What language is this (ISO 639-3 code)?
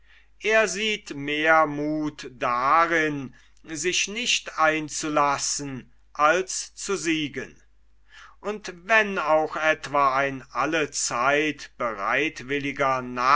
deu